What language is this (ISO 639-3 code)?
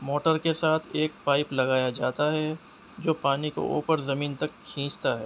urd